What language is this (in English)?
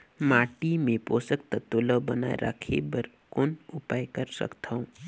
Chhattisgarhi